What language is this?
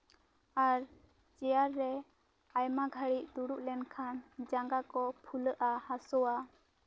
Santali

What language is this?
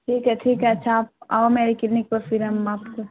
Urdu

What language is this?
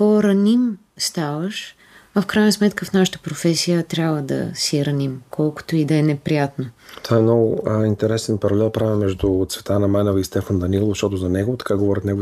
Bulgarian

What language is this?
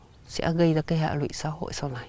Vietnamese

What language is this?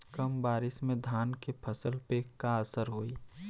Bhojpuri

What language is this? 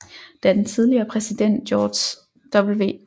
Danish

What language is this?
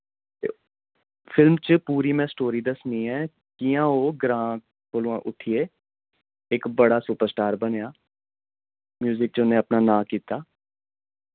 Dogri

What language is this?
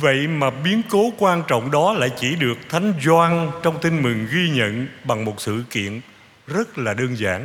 Vietnamese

